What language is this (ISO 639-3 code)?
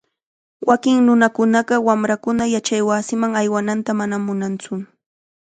qxa